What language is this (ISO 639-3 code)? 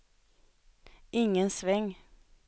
swe